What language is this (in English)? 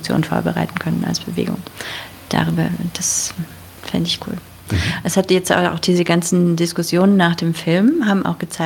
German